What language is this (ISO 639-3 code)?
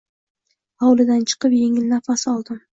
uzb